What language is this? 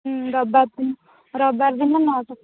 Odia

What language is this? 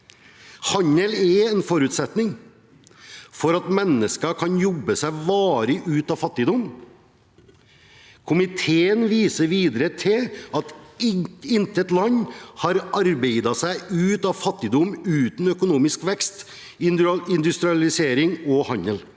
Norwegian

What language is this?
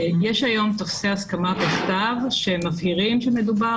Hebrew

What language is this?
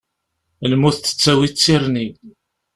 Kabyle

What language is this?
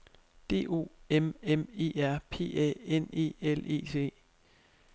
Danish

